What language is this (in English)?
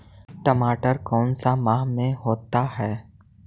Magahi